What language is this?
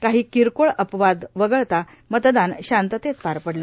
Marathi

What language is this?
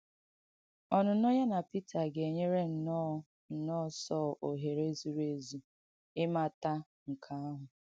Igbo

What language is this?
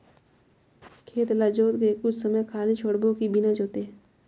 Chhattisgarhi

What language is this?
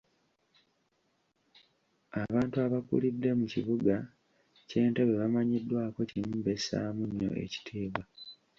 Ganda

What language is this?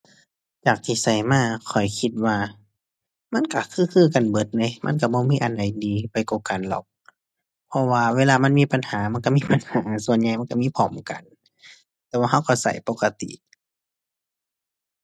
Thai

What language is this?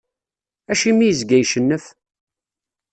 Kabyle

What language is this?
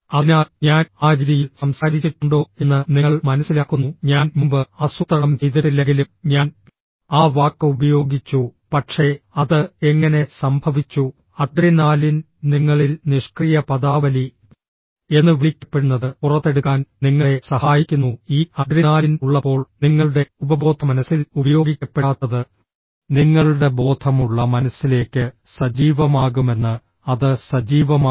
Malayalam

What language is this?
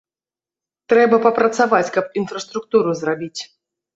Belarusian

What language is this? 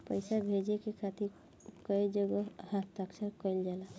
Bhojpuri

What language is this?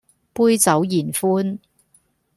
Cantonese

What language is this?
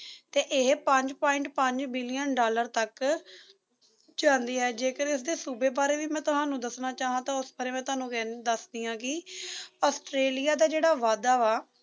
Punjabi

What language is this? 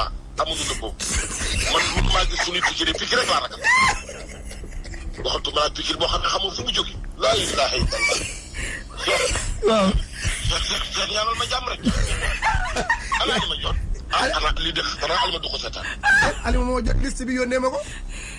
French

